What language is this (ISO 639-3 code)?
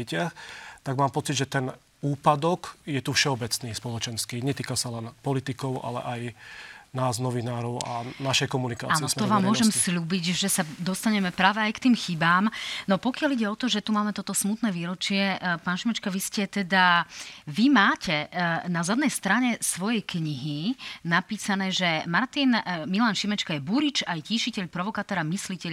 slk